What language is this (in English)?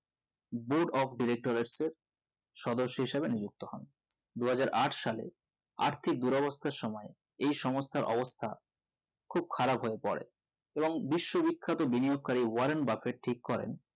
Bangla